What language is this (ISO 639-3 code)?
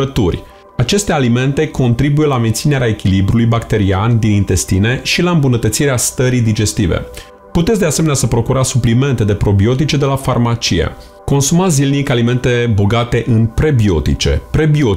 ron